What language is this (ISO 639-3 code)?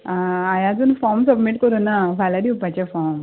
kok